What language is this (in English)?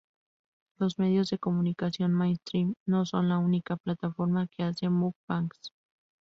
Spanish